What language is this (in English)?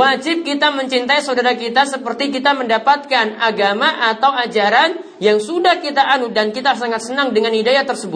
Indonesian